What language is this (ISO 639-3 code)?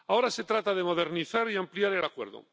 spa